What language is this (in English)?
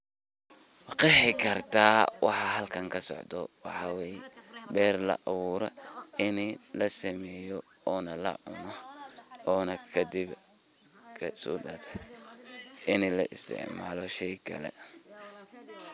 Somali